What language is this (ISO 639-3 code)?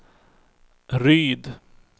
swe